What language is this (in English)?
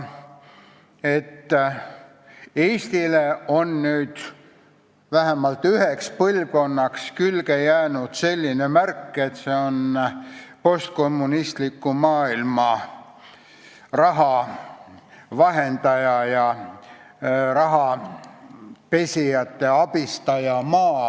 Estonian